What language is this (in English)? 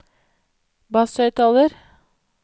Norwegian